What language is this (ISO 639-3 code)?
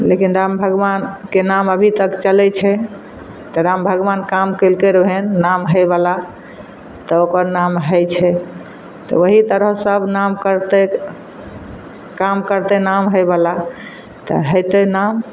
mai